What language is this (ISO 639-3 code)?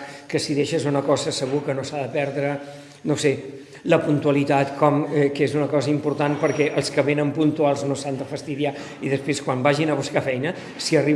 spa